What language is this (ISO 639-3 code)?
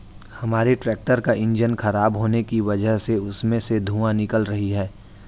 hin